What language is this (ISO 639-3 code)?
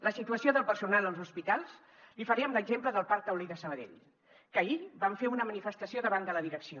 cat